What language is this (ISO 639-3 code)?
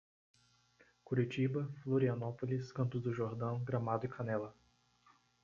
por